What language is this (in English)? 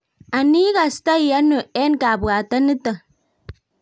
Kalenjin